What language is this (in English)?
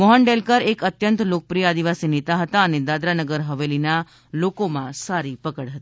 Gujarati